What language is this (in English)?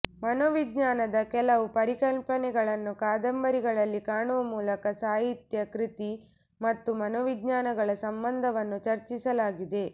Kannada